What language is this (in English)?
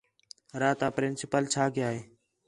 Khetrani